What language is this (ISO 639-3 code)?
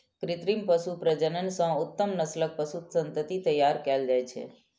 mai